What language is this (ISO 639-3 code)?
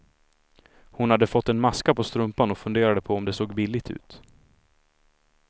swe